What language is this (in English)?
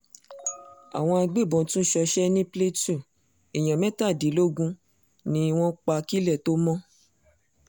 Yoruba